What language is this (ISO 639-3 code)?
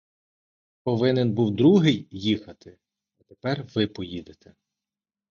ukr